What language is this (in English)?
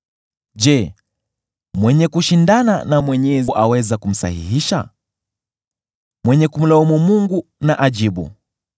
Swahili